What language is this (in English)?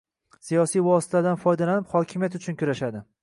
Uzbek